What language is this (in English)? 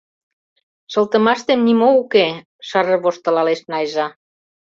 Mari